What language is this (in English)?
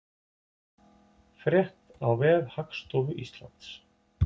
Icelandic